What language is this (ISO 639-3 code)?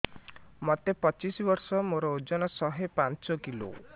ori